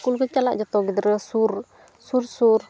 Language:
Santali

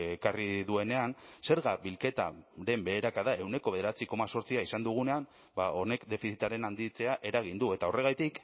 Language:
Basque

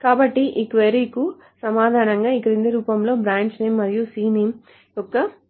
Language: Telugu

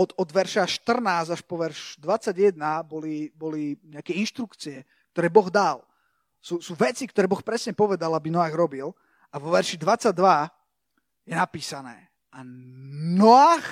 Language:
Slovak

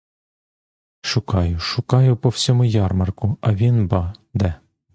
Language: Ukrainian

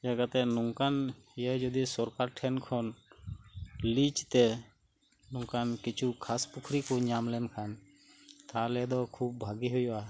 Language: Santali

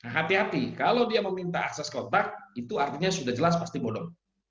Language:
Indonesian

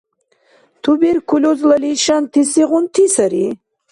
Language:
Dargwa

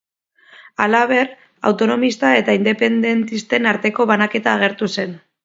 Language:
Basque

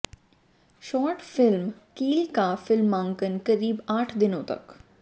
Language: Hindi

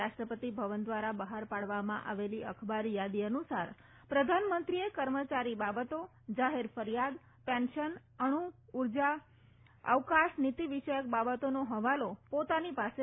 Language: Gujarati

